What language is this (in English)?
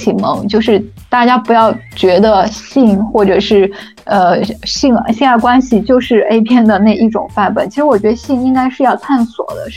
Chinese